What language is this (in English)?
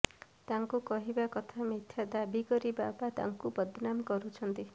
Odia